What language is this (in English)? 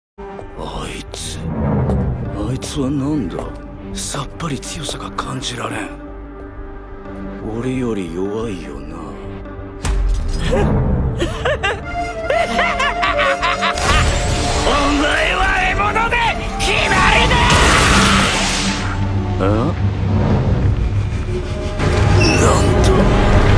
Japanese